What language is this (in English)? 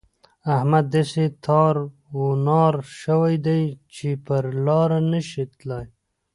Pashto